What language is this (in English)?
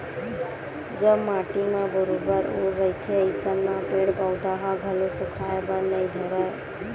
Chhattisgarhi